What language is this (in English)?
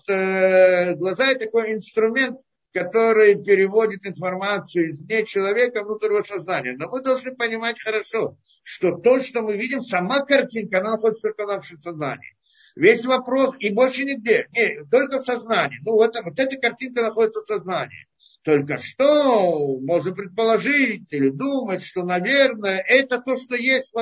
Russian